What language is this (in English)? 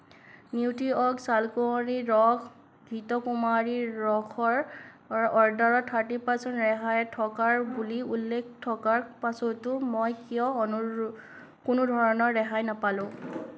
Assamese